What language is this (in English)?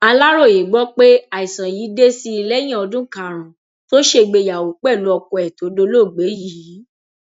Yoruba